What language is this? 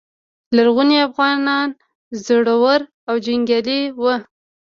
Pashto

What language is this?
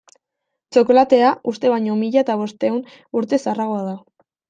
Basque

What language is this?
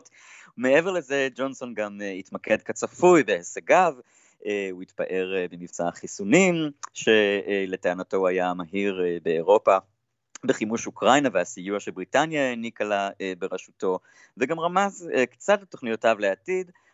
Hebrew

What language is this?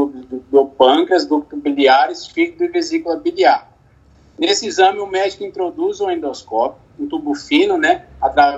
Portuguese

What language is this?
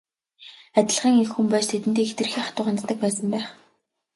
Mongolian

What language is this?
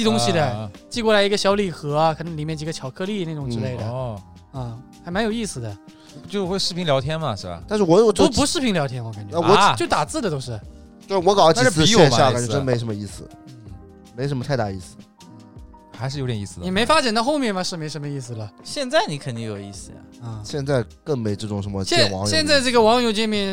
Chinese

